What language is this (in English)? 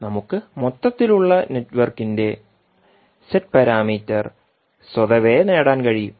Malayalam